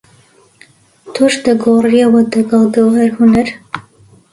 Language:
Central Kurdish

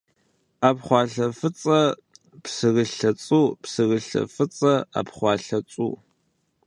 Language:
Kabardian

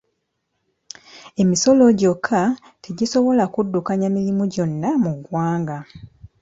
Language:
Ganda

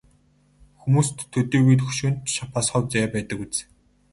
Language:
Mongolian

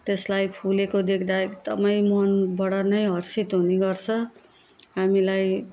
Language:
Nepali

